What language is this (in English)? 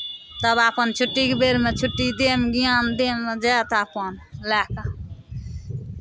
Maithili